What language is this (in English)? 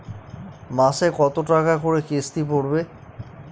Bangla